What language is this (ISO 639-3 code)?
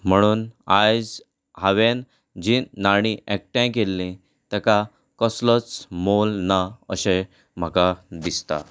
kok